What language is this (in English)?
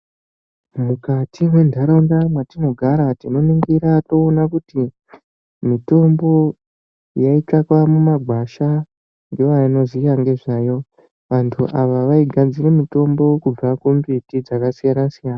Ndau